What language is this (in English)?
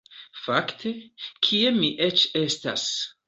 Esperanto